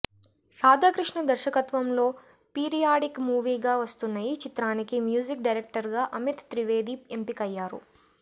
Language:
Telugu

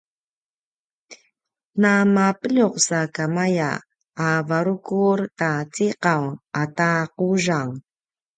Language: Paiwan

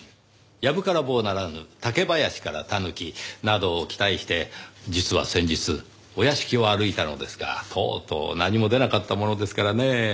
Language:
Japanese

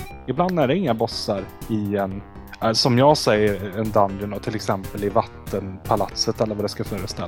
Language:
Swedish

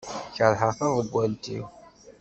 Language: Kabyle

